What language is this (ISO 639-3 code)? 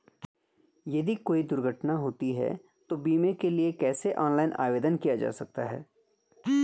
hin